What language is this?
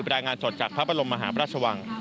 Thai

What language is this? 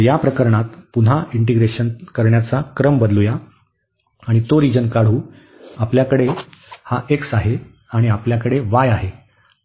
Marathi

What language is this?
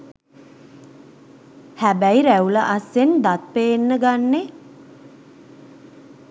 Sinhala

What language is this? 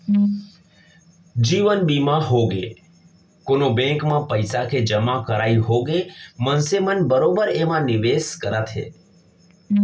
Chhattisgarhi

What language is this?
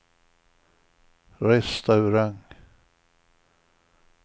Swedish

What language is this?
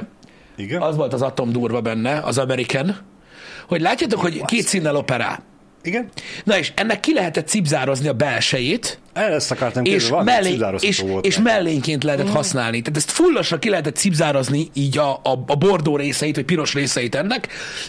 Hungarian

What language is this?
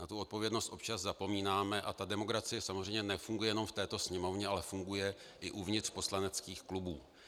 Czech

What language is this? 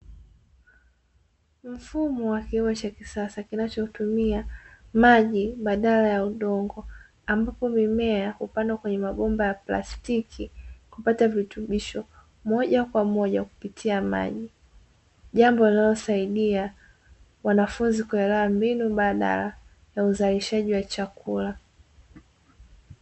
Swahili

